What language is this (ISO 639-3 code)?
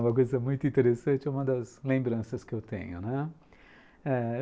por